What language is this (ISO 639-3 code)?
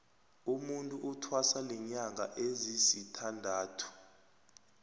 nbl